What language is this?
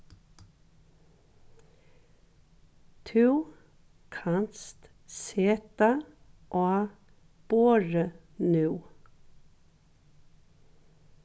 Faroese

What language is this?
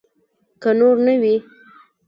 Pashto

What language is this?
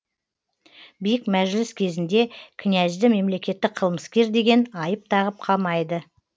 Kazakh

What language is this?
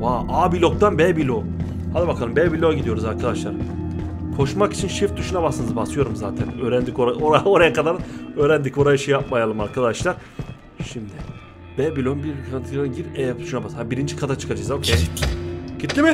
Turkish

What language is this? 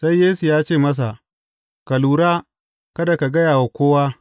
Hausa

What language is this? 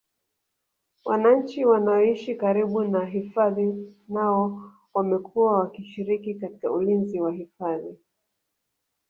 Swahili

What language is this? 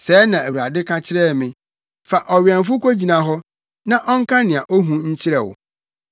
Akan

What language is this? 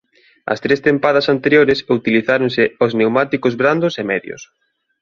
Galician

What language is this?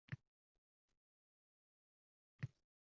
Uzbek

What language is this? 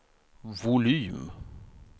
Swedish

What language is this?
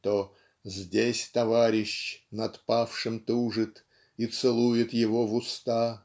Russian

